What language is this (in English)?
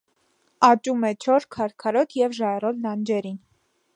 Armenian